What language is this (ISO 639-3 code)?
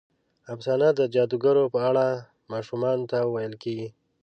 pus